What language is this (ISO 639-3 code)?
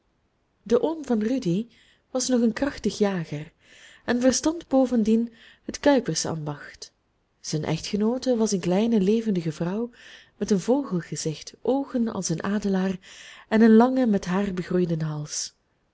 nld